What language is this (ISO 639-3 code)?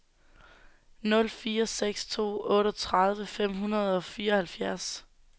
dan